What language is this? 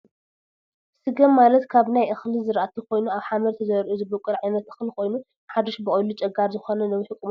Tigrinya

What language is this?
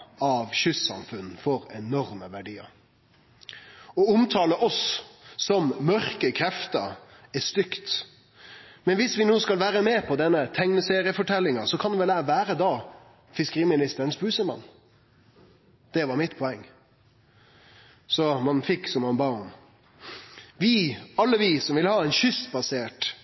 Norwegian Nynorsk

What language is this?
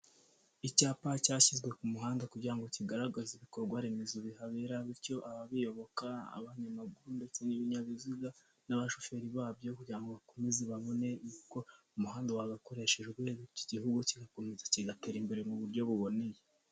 Kinyarwanda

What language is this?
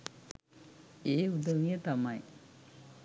Sinhala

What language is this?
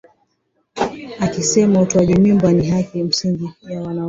Swahili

